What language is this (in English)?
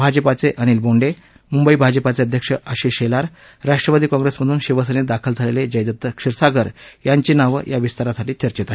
Marathi